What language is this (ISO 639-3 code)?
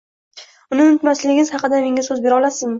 uzb